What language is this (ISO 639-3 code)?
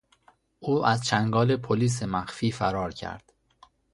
fas